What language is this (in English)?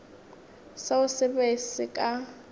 Northern Sotho